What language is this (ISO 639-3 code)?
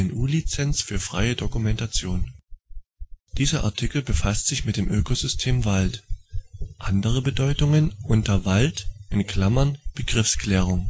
deu